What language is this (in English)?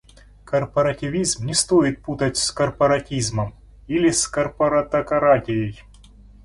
Russian